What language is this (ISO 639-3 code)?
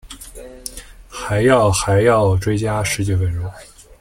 zho